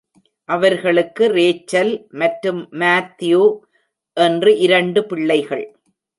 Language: Tamil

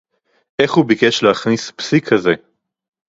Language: Hebrew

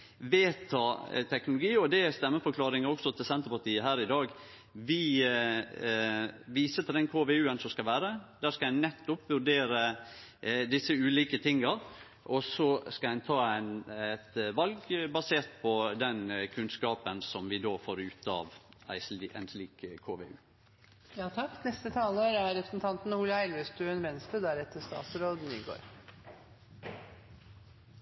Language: Norwegian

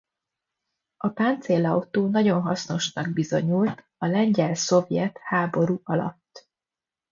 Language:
Hungarian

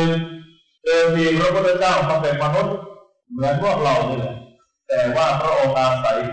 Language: Thai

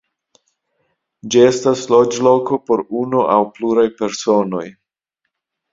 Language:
Esperanto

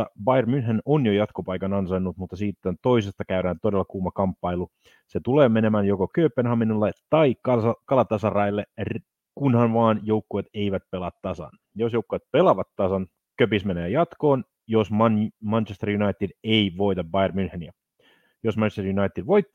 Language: Finnish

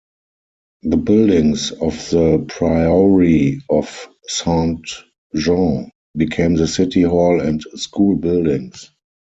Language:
English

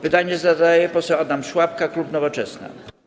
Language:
Polish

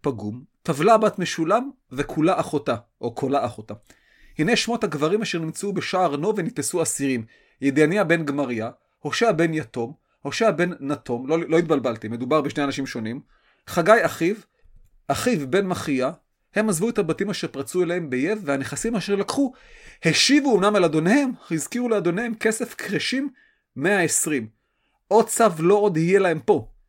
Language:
Hebrew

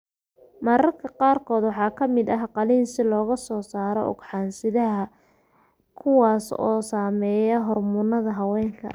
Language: Somali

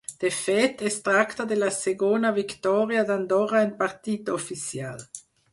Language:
Catalan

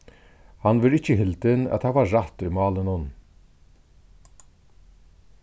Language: Faroese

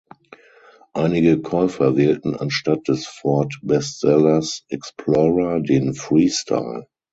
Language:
German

